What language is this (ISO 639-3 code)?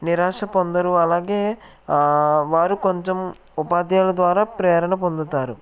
tel